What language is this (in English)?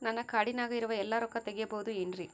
Kannada